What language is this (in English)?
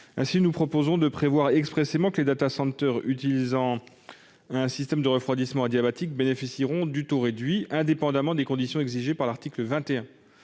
French